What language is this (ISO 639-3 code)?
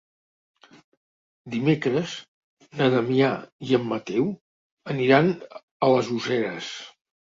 cat